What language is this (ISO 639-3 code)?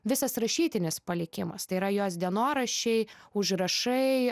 lit